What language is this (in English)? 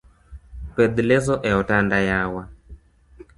Luo (Kenya and Tanzania)